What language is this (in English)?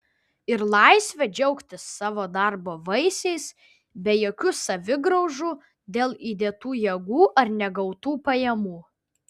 Lithuanian